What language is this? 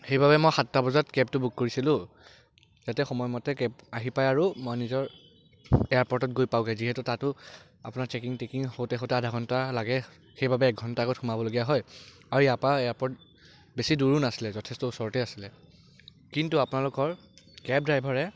Assamese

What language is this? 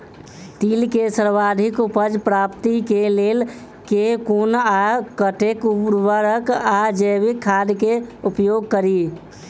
Maithili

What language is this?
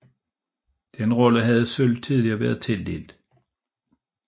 Danish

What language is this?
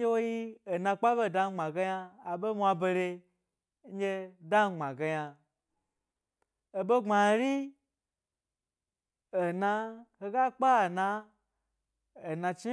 Gbari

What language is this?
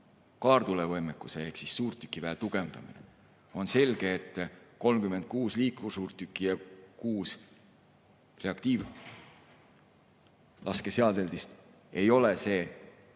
Estonian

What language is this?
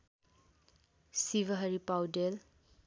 Nepali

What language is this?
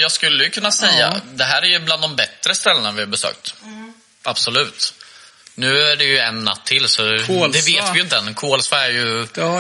Swedish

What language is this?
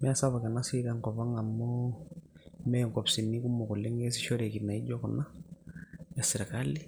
Masai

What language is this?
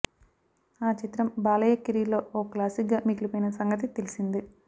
Telugu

